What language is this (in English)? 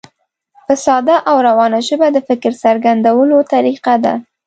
Pashto